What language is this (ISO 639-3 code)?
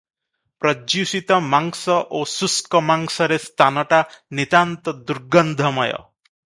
ori